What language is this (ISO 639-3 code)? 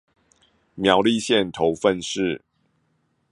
zho